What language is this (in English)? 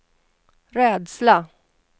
Swedish